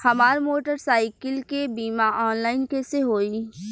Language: Bhojpuri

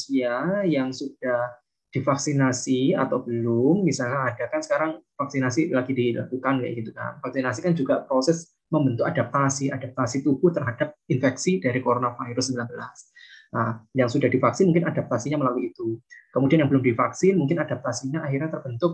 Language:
Indonesian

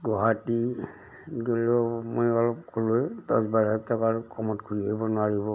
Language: Assamese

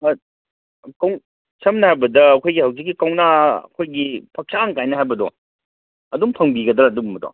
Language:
Manipuri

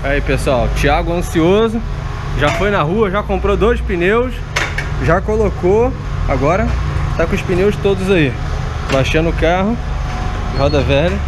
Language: Portuguese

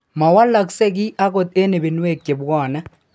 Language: Kalenjin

